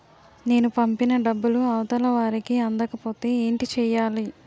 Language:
Telugu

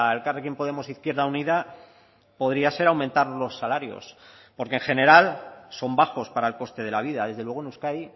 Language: Spanish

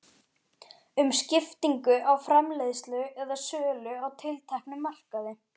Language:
Icelandic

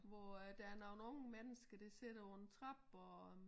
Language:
Danish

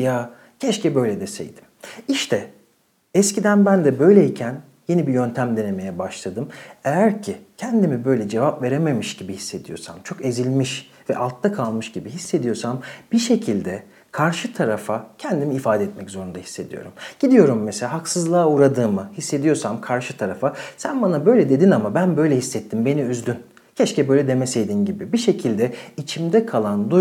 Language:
Turkish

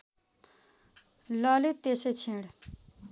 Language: Nepali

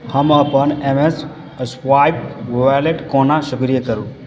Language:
Maithili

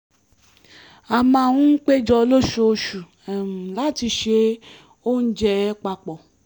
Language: Yoruba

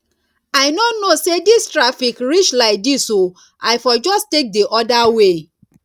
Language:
Nigerian Pidgin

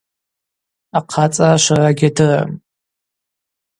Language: Abaza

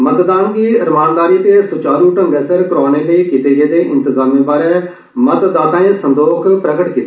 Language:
Dogri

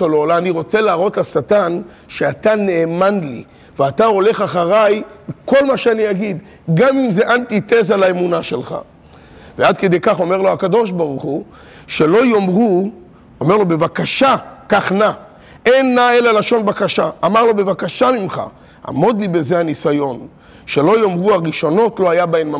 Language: Hebrew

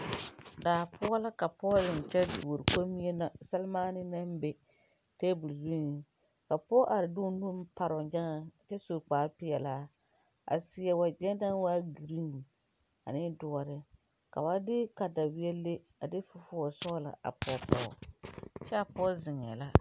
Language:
Southern Dagaare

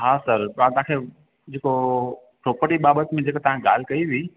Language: Sindhi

